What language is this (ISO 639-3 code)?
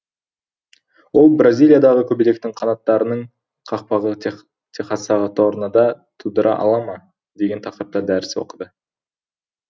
kaz